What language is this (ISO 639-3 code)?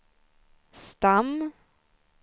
swe